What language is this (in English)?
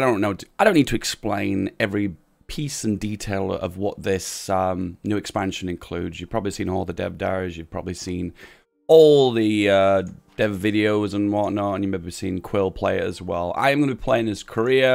English